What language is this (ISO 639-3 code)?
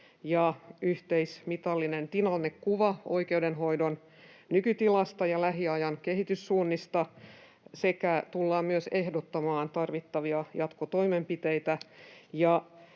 fin